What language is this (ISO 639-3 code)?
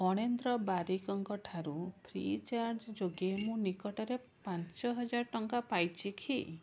ori